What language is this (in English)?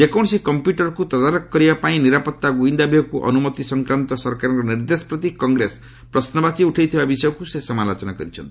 Odia